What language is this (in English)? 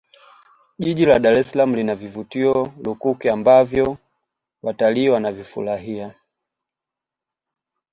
Swahili